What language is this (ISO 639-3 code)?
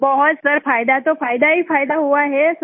hin